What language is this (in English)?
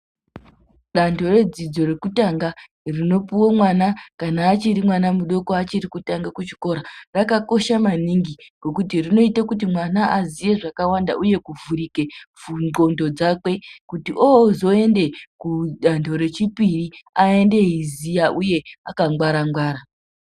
Ndau